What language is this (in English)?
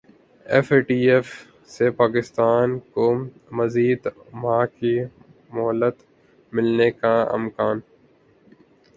Urdu